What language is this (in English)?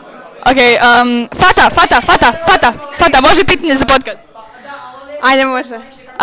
Croatian